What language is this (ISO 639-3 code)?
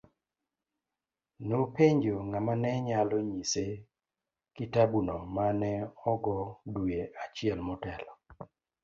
luo